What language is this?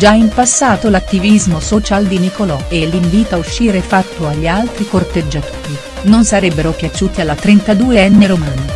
Italian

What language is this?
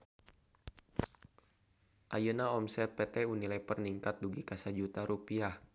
Sundanese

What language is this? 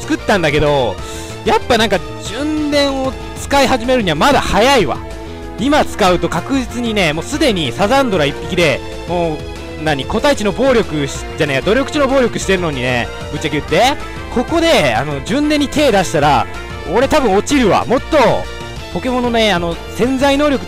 Japanese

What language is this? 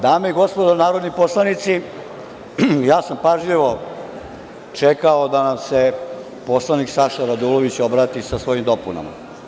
Serbian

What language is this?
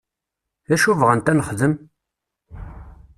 Kabyle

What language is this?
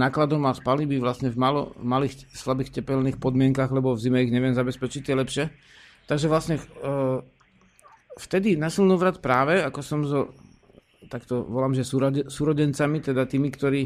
Slovak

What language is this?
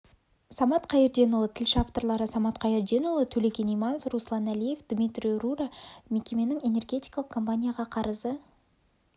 Kazakh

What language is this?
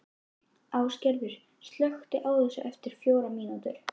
Icelandic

